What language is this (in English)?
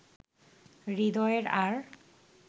Bangla